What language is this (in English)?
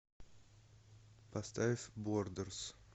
Russian